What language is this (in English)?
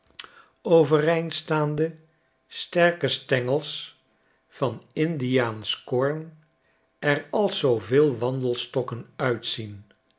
Dutch